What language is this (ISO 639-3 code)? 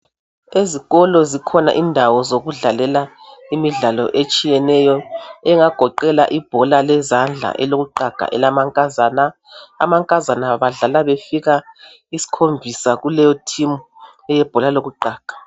nde